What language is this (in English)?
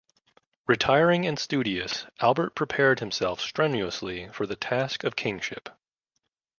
English